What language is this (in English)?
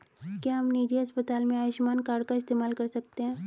Hindi